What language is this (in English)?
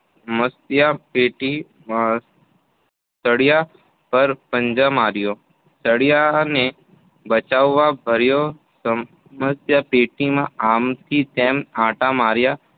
Gujarati